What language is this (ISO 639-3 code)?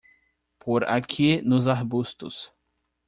por